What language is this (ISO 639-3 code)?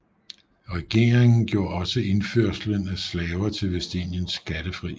dan